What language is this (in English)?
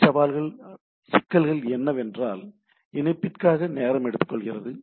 Tamil